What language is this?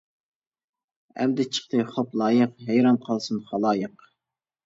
Uyghur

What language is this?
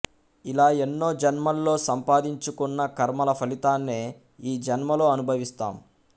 Telugu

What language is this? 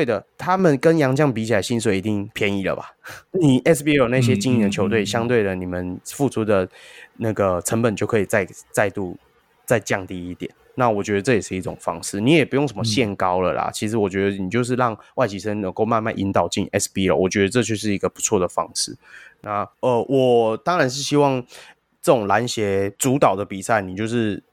Chinese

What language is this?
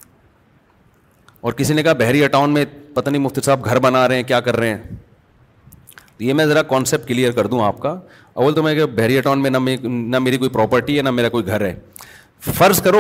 Urdu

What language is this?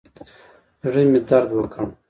Pashto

